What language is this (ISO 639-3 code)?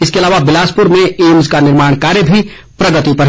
hin